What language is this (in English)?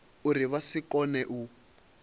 Venda